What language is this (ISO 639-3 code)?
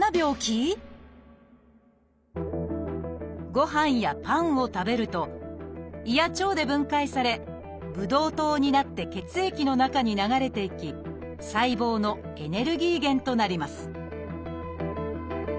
jpn